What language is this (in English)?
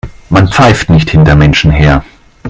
German